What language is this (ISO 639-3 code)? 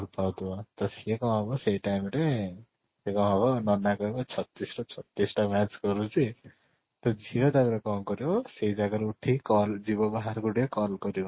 ori